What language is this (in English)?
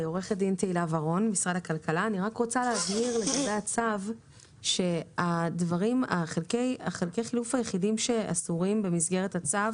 Hebrew